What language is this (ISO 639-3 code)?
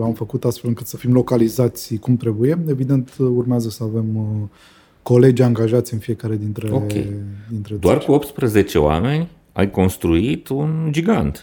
ron